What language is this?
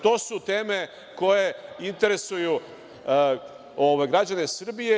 Serbian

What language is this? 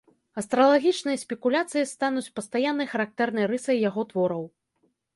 Belarusian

